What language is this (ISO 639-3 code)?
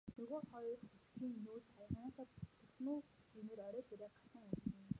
mon